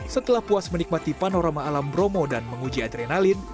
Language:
Indonesian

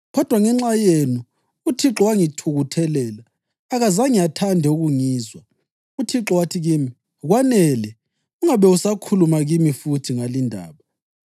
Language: North Ndebele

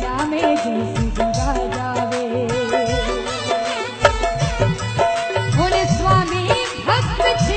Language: Hindi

